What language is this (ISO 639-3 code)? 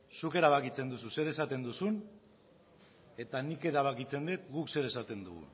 eus